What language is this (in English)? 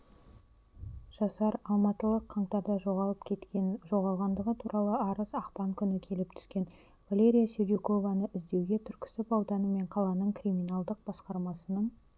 Kazakh